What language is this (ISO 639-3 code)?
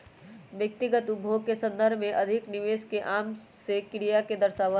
mag